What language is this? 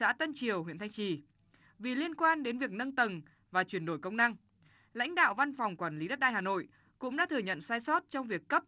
Vietnamese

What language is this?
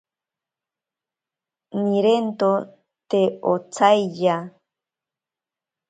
Ashéninka Perené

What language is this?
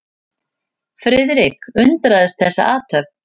Icelandic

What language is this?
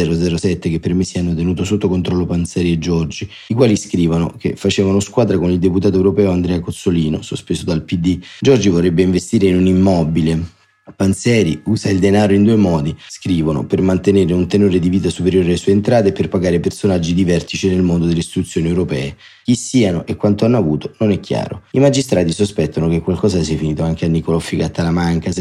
Italian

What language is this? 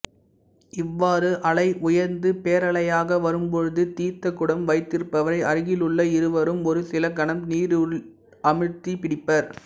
Tamil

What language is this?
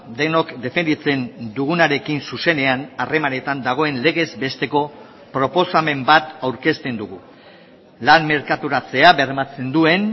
Basque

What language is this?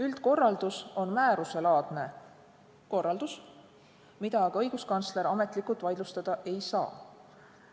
Estonian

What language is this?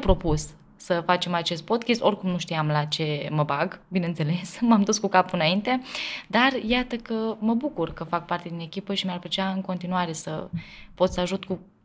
Romanian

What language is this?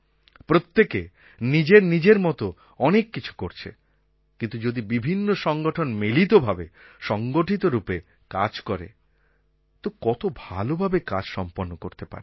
Bangla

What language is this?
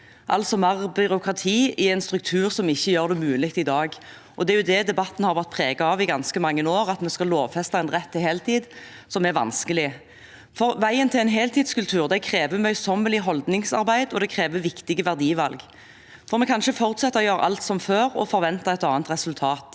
Norwegian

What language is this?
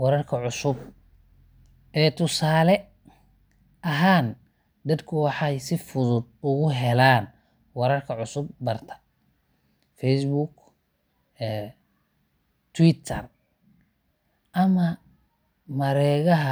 Somali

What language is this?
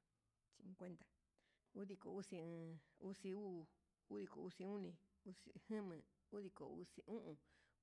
Huitepec Mixtec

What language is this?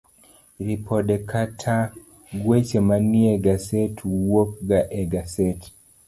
Luo (Kenya and Tanzania)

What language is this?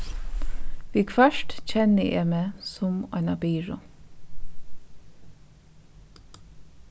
Faroese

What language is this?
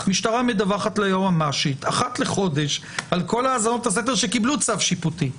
Hebrew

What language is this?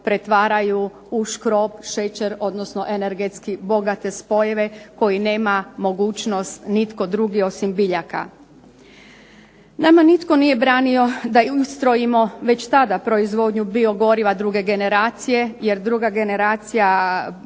Croatian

